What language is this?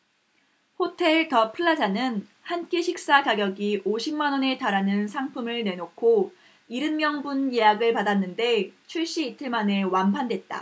Korean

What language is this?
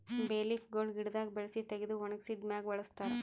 Kannada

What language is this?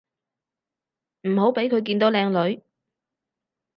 Cantonese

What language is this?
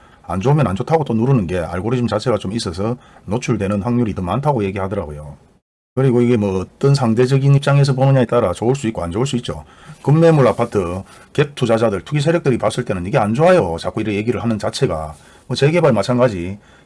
Korean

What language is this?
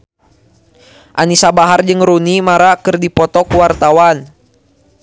Sundanese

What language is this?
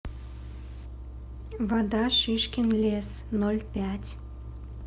Russian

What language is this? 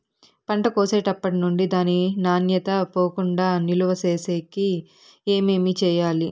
Telugu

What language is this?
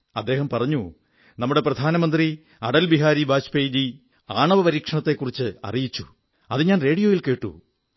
Malayalam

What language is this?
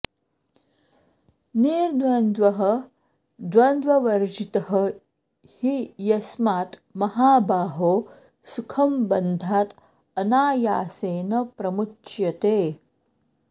Sanskrit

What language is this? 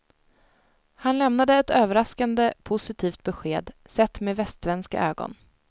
Swedish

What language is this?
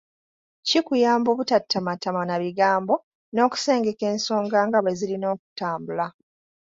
Ganda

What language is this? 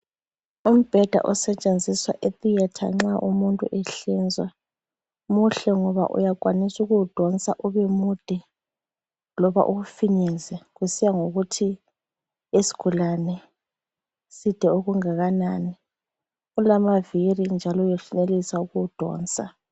North Ndebele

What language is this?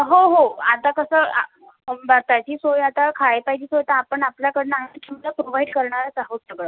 Marathi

